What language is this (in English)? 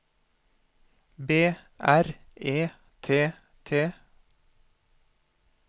Norwegian